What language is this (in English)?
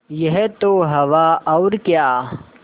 Hindi